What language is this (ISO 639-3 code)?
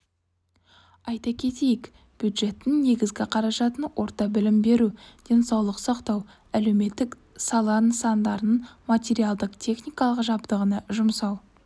kaz